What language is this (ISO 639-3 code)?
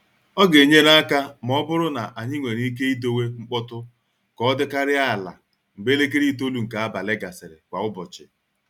ibo